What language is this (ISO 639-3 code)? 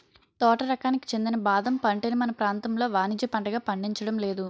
tel